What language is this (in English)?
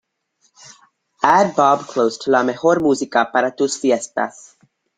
English